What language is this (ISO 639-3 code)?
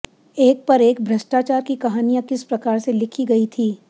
hin